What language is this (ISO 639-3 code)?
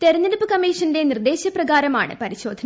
mal